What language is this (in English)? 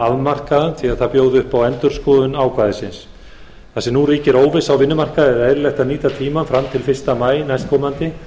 Icelandic